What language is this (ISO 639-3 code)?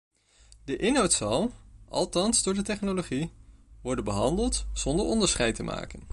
nld